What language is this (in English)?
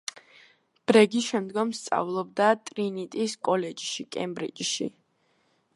Georgian